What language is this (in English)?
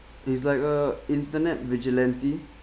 English